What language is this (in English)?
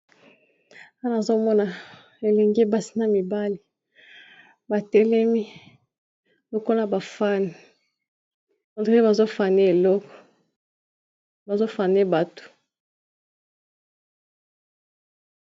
Lingala